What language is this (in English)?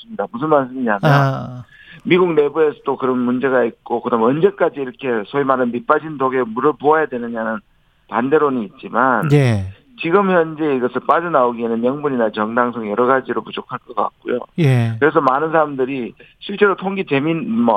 Korean